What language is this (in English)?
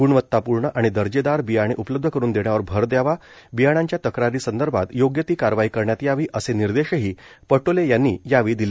Marathi